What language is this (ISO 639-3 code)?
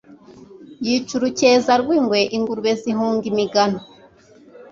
kin